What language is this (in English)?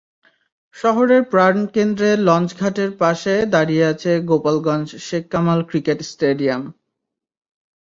Bangla